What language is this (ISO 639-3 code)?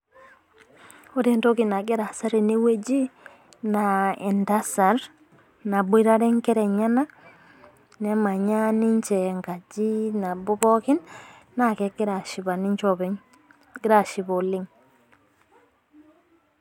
mas